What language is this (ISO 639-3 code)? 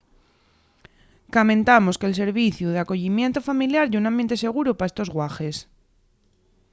ast